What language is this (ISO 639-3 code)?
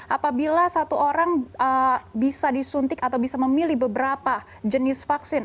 ind